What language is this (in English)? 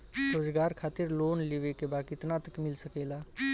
Bhojpuri